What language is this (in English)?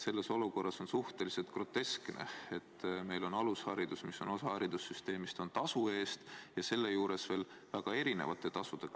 Estonian